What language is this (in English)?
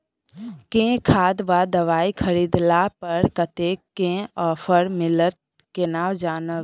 Maithili